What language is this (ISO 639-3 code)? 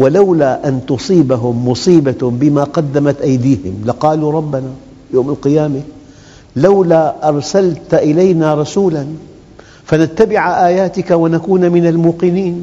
ara